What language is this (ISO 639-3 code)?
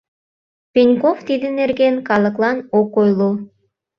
chm